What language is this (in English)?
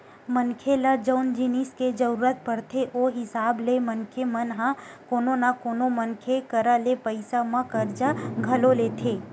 Chhattisgarhi